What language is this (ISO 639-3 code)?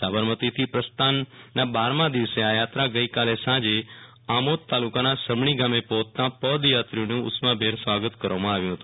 guj